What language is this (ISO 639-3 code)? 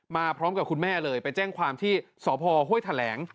tha